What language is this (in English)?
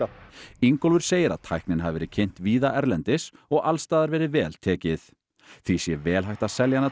Icelandic